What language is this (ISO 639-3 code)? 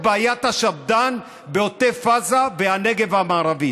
heb